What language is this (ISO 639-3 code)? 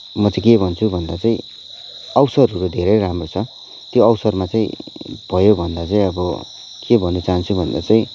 nep